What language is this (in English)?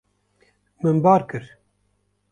Kurdish